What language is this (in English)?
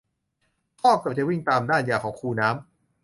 Thai